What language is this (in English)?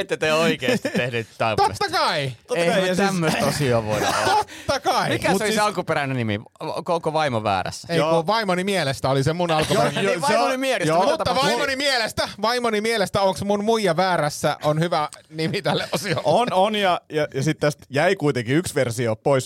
Finnish